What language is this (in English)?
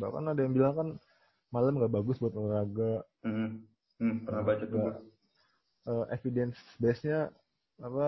Indonesian